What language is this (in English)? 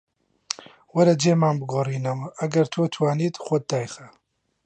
Central Kurdish